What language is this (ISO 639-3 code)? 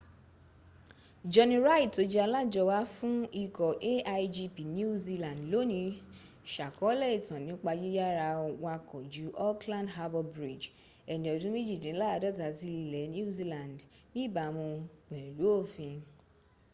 yor